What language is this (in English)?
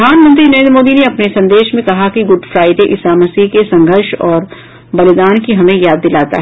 Hindi